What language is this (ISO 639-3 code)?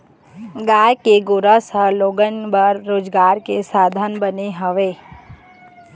hne